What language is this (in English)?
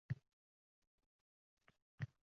Uzbek